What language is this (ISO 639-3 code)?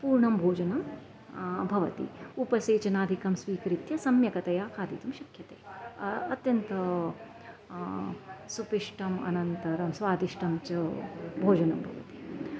san